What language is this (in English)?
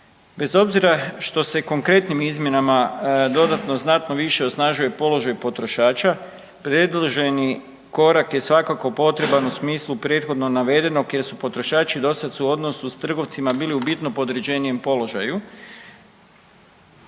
Croatian